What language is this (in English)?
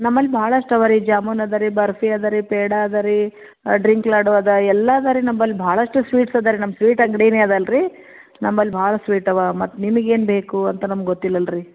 Kannada